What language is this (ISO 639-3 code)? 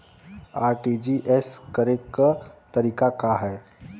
bho